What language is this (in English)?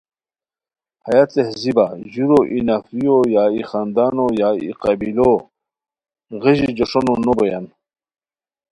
Khowar